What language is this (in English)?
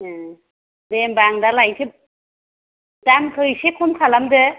Bodo